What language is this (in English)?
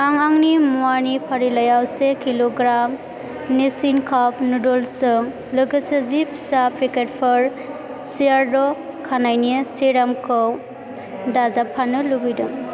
Bodo